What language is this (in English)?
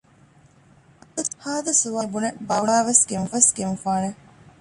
Divehi